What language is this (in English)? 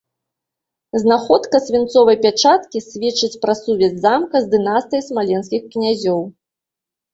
Belarusian